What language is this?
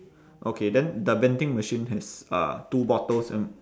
English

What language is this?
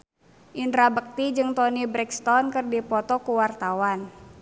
Sundanese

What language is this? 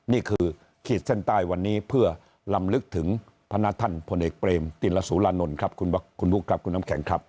Thai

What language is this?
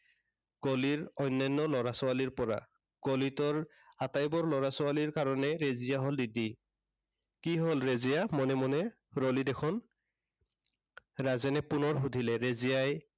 Assamese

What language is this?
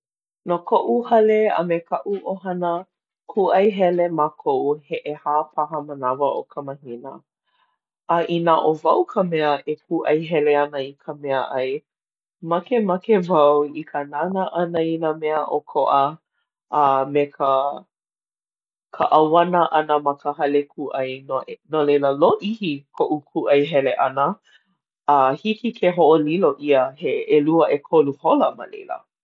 Hawaiian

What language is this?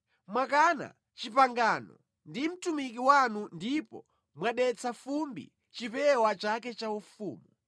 Nyanja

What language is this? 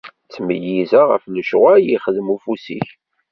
Kabyle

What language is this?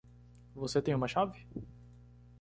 Portuguese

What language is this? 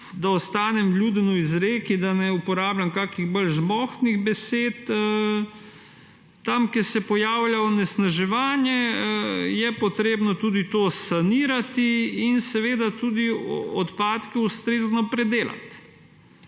Slovenian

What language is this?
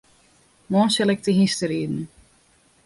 Western Frisian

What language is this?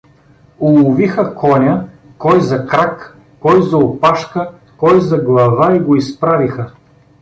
Bulgarian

